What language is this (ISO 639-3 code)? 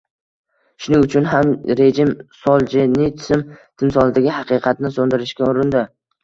uzb